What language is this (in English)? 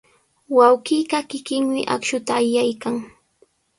Sihuas Ancash Quechua